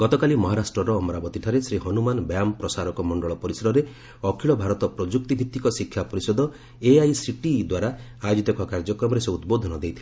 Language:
Odia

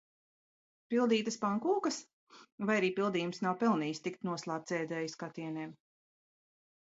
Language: Latvian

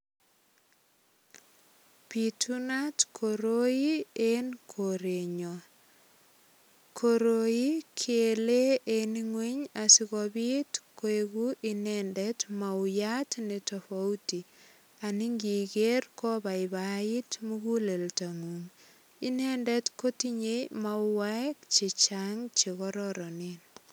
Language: Kalenjin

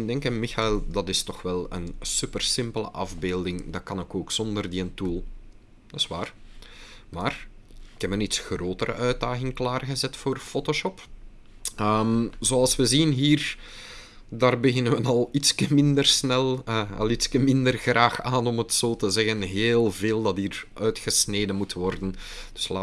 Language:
Dutch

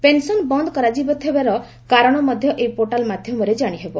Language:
Odia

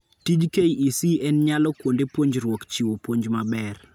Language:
Luo (Kenya and Tanzania)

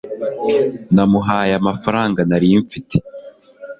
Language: Kinyarwanda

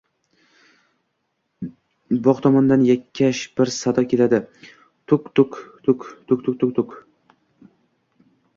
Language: Uzbek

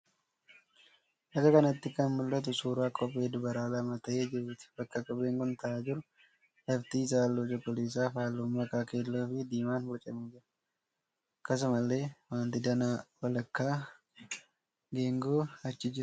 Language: Oromo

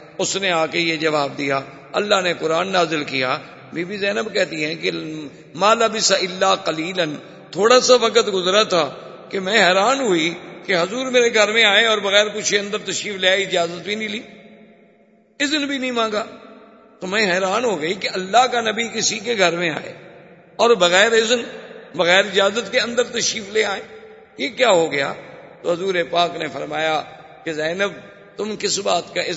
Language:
Urdu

